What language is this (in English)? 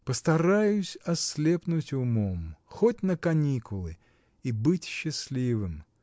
Russian